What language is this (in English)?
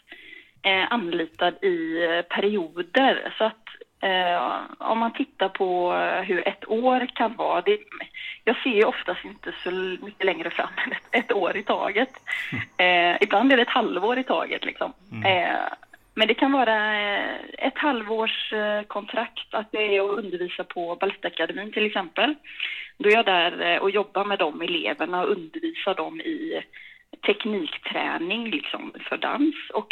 Swedish